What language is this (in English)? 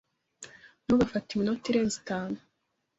Kinyarwanda